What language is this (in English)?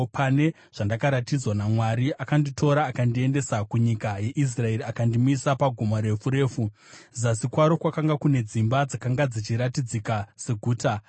Shona